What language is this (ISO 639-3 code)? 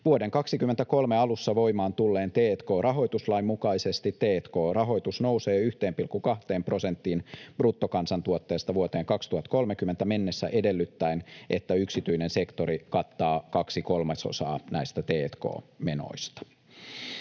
fin